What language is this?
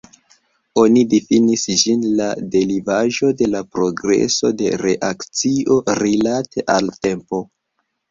Esperanto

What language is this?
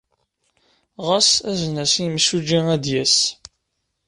Kabyle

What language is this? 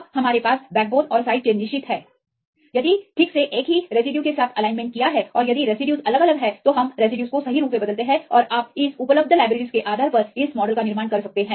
Hindi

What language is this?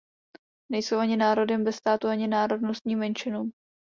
Czech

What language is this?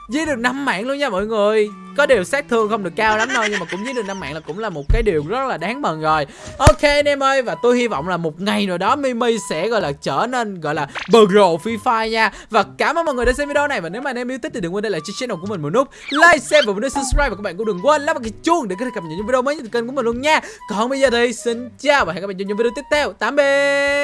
Vietnamese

